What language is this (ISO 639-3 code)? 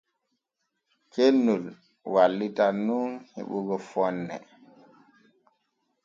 fue